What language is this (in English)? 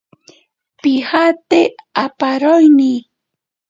Ashéninka Perené